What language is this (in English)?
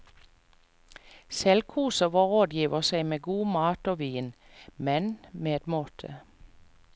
Norwegian